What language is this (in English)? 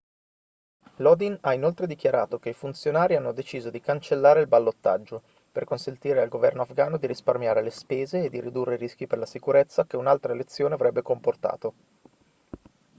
Italian